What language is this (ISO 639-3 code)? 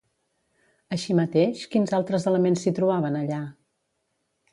cat